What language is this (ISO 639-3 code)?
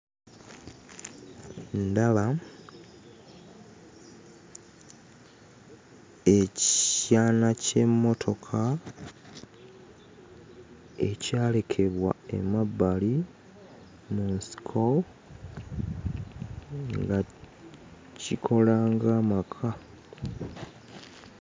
lug